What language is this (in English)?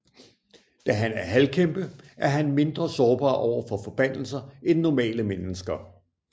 Danish